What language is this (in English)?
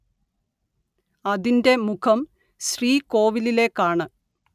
Malayalam